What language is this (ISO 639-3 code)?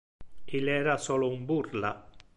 ina